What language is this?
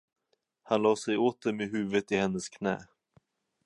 Swedish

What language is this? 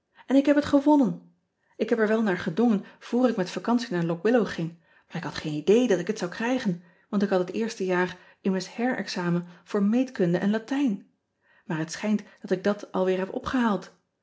Dutch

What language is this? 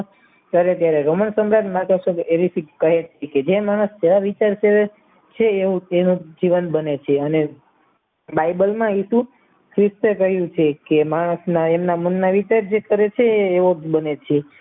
Gujarati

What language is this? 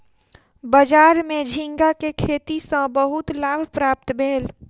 Maithili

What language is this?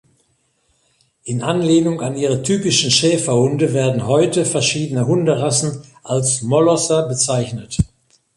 German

